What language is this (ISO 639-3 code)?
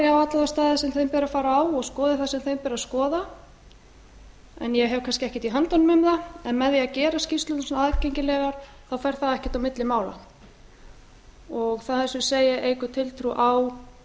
isl